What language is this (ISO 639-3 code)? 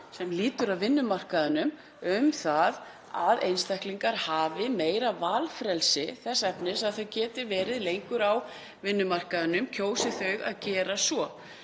isl